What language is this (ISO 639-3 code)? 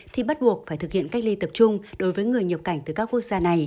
vie